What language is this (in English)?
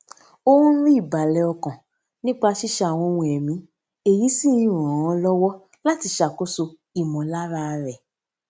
Yoruba